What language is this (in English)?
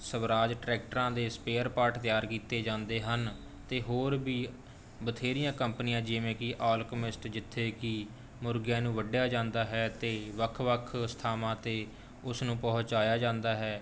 Punjabi